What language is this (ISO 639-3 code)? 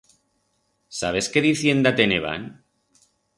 arg